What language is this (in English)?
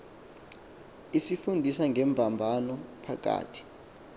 Xhosa